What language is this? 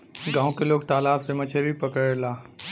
Bhojpuri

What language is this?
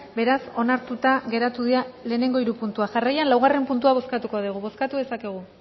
Basque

